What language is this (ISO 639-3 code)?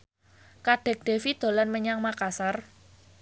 jav